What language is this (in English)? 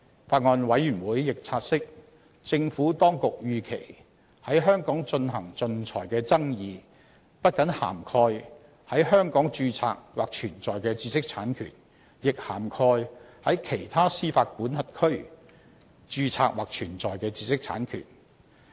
Cantonese